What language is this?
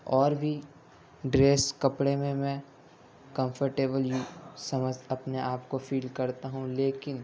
Urdu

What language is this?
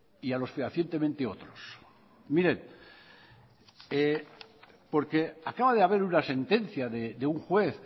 Spanish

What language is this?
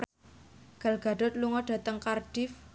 Javanese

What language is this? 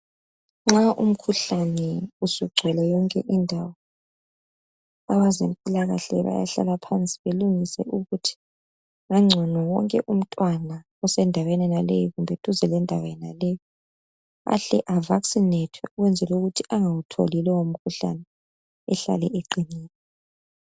North Ndebele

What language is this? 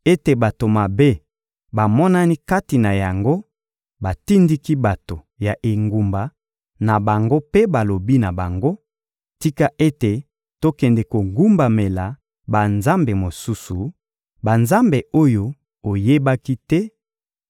Lingala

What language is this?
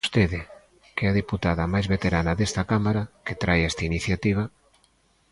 Galician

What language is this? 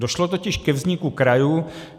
Czech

